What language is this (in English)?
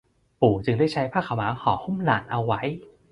Thai